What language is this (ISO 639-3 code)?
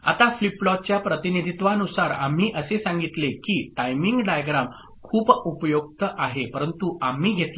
mar